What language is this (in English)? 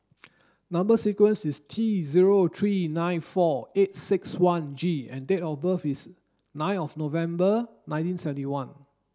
English